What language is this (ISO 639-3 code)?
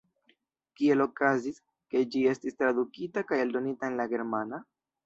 epo